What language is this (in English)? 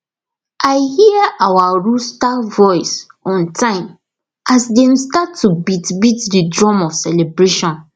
Nigerian Pidgin